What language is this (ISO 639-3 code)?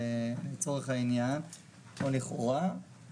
heb